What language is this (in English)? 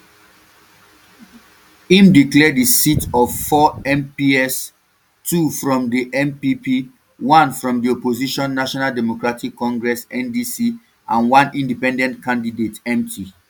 Nigerian Pidgin